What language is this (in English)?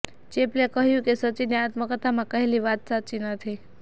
Gujarati